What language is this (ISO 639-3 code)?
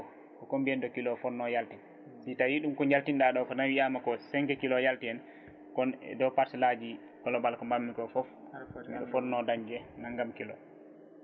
ful